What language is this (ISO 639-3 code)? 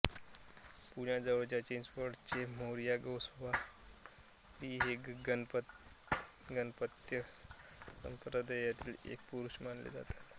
mar